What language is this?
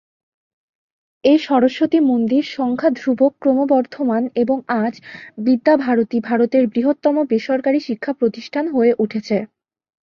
Bangla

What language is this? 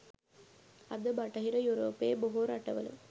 Sinhala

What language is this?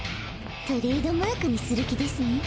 Japanese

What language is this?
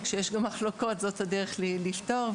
Hebrew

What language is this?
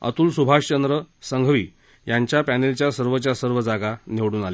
Marathi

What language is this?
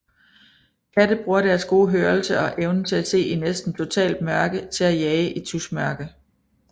Danish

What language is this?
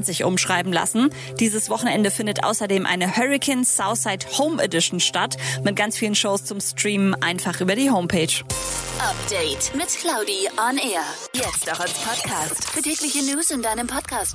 German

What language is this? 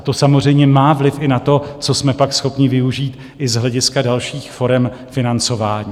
Czech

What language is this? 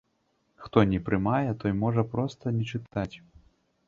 Belarusian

